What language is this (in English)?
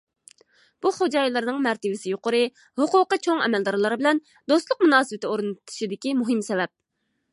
Uyghur